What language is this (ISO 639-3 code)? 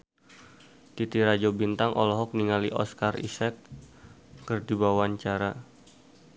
sun